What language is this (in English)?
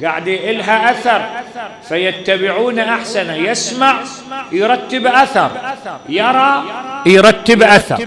Arabic